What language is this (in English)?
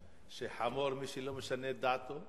Hebrew